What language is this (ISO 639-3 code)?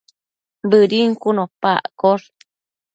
mcf